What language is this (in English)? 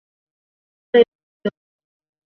Chinese